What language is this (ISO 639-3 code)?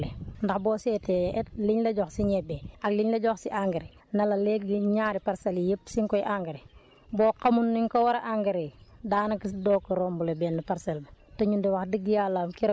wol